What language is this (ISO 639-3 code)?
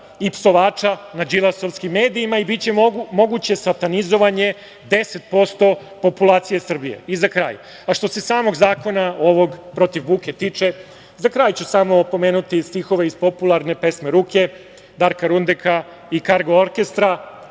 srp